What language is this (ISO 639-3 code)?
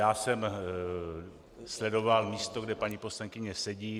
ces